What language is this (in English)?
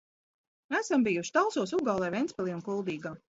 Latvian